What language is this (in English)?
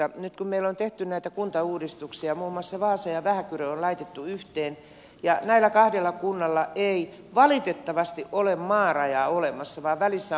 Finnish